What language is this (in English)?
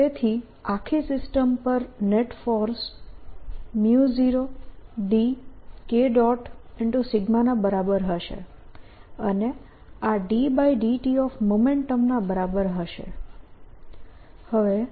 Gujarati